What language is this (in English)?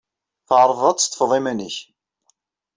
Kabyle